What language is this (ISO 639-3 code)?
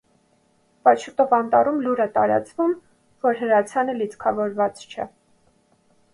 hye